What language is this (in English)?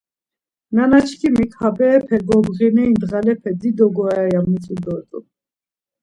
Laz